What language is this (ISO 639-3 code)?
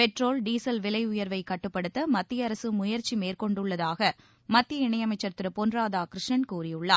tam